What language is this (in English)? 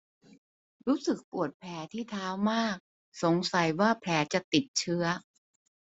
Thai